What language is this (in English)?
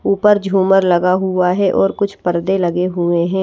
Hindi